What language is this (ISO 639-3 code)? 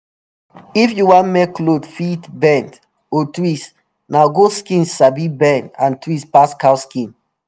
pcm